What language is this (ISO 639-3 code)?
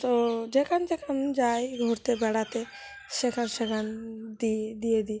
ben